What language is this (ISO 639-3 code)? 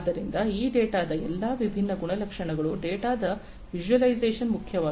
kan